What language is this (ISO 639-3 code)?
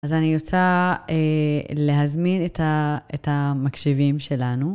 heb